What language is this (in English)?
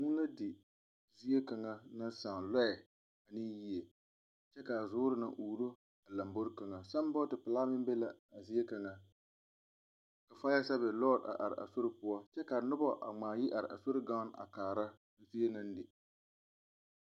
Southern Dagaare